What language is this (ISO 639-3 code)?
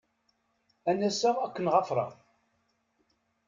kab